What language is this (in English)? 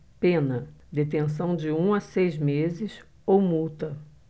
Portuguese